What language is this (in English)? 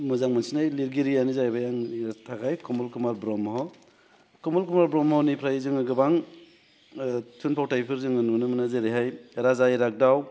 Bodo